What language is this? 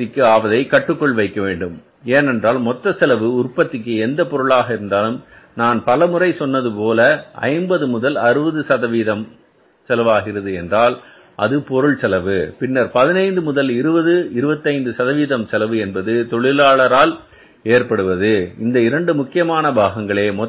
Tamil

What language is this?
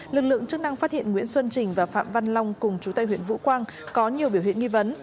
Vietnamese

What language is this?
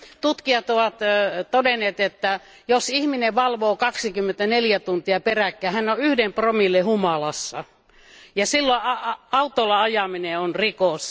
Finnish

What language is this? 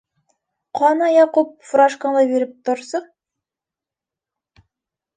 Bashkir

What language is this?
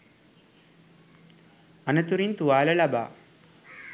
Sinhala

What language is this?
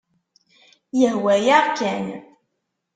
Kabyle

